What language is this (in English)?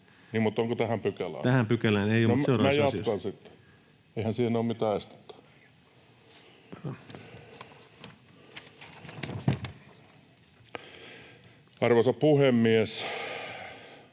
Finnish